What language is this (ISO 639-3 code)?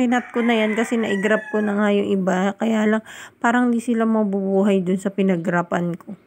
fil